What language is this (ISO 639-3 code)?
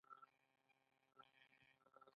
pus